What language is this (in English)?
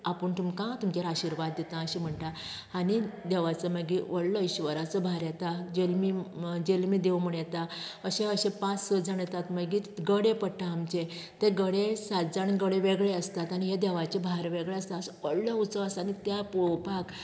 Konkani